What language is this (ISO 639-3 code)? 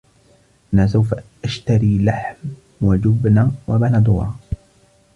ara